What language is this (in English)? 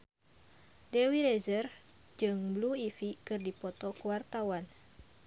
Sundanese